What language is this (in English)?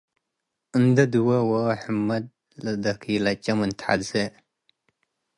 Tigre